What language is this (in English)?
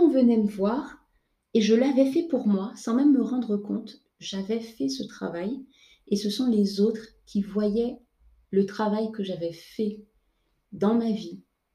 French